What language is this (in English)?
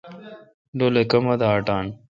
Kalkoti